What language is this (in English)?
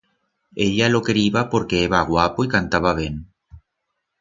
Aragonese